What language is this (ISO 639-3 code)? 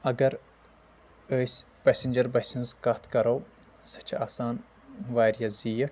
kas